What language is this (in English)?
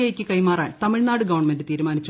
Malayalam